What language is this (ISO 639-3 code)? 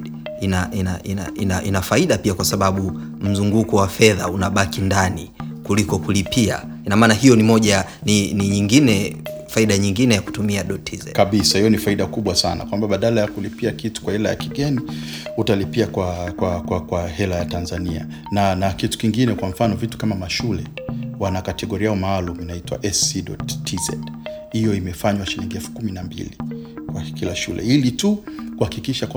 swa